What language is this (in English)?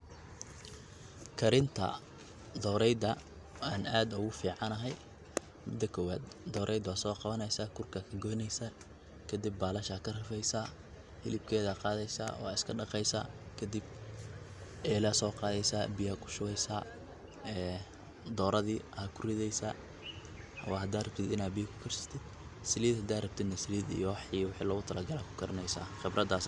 Somali